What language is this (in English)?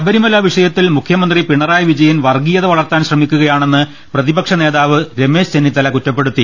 Malayalam